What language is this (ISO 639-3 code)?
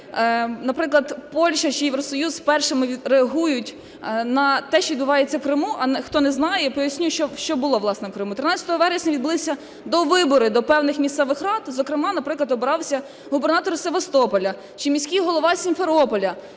ukr